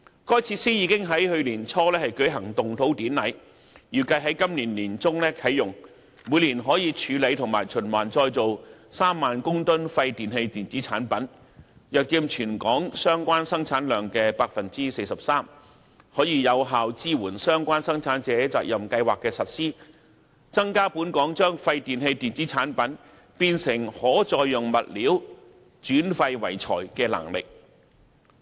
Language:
Cantonese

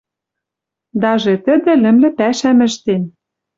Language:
Western Mari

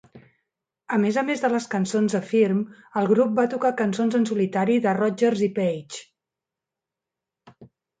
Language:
Catalan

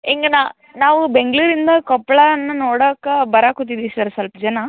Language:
Kannada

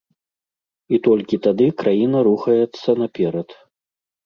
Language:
Belarusian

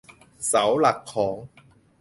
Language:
Thai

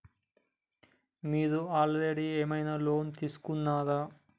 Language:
Telugu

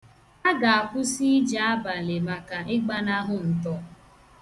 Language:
Igbo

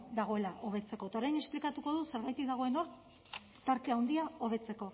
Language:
Basque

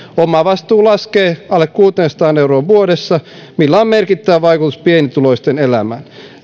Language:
Finnish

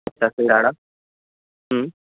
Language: Urdu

